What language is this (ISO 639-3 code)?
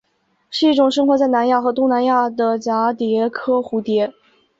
zho